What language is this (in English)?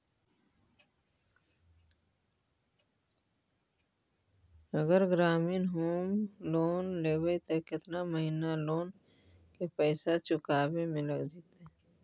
Magahi